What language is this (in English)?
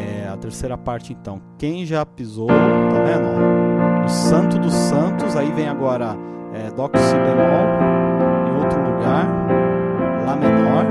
Portuguese